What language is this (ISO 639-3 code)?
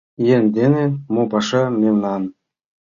chm